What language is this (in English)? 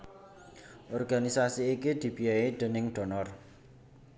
Javanese